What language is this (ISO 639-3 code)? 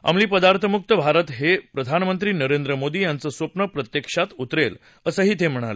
mar